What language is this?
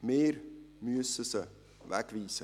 Swiss German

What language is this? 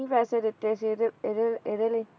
Punjabi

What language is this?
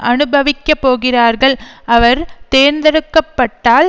Tamil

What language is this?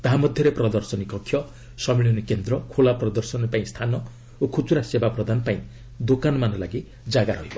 Odia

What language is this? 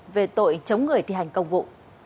Vietnamese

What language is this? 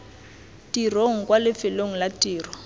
Tswana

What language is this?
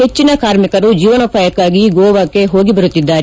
Kannada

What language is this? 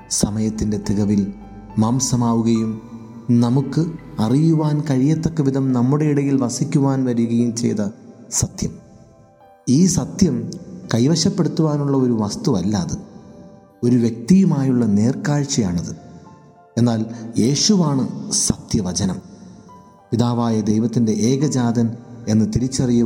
Malayalam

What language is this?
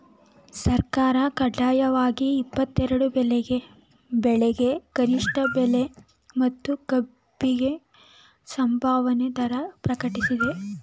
Kannada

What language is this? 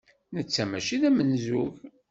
Kabyle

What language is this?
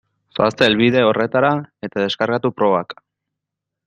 Basque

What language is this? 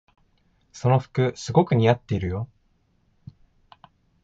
Japanese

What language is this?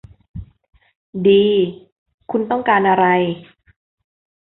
Thai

